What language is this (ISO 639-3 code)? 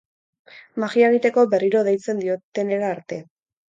eus